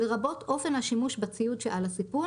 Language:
Hebrew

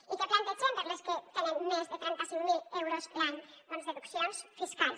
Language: Catalan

